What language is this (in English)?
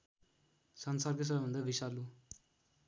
Nepali